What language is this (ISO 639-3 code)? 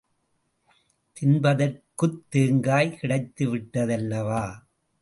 tam